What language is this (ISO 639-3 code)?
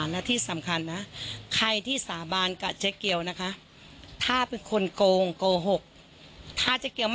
tha